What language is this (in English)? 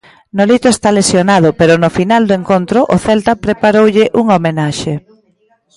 Galician